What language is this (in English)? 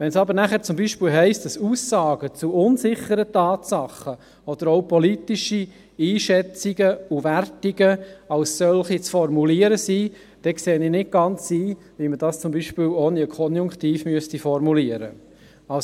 Swiss German